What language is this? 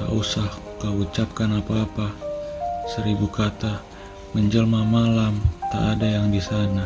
Indonesian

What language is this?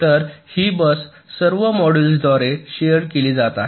Marathi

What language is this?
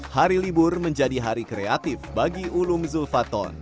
Indonesian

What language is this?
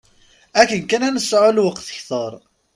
Kabyle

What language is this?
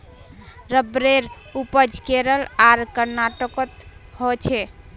Magahi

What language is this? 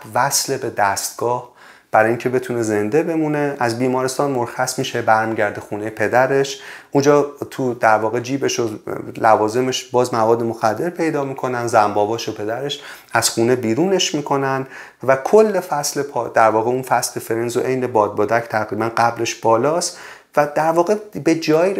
Persian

